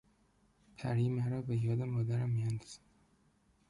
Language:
Persian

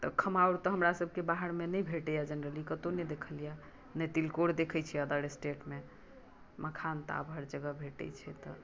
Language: Maithili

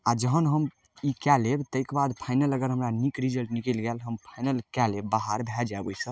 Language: Maithili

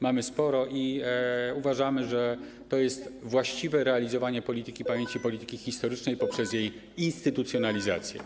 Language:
Polish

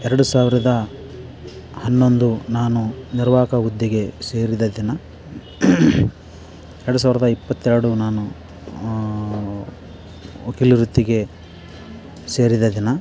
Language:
Kannada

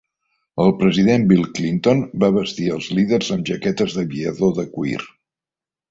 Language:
Catalan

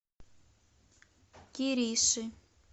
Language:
Russian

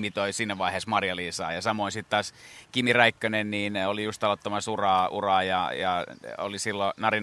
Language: Finnish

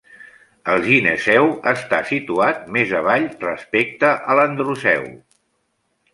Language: Catalan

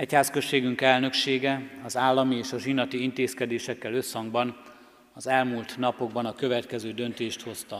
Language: Hungarian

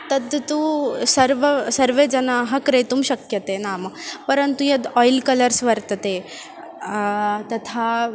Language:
Sanskrit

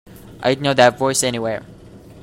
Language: English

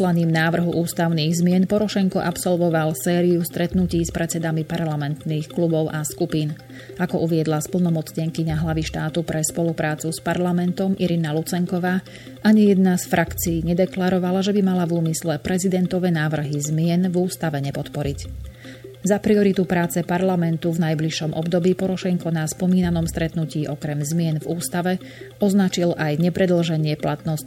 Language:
Slovak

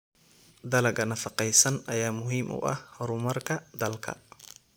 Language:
Somali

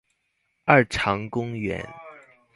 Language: Chinese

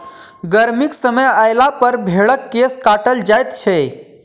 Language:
Maithili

